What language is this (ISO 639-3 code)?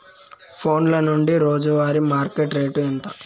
tel